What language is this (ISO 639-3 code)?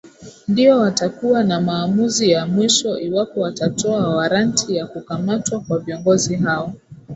swa